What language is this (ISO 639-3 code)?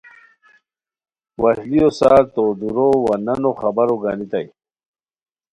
khw